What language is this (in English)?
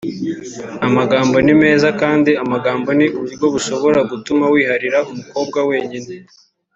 Kinyarwanda